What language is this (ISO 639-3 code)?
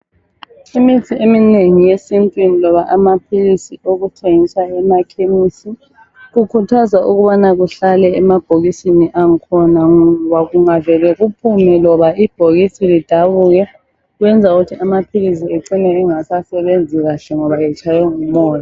nde